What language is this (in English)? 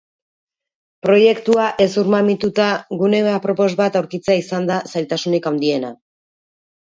Basque